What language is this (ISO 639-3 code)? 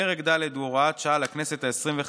heb